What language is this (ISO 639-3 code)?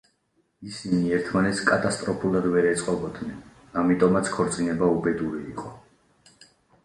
kat